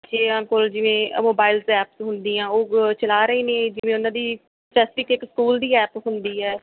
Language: Punjabi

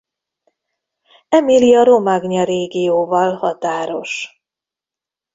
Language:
Hungarian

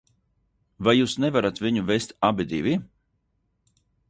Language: Latvian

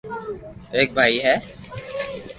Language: Loarki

